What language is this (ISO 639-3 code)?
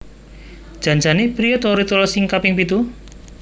jav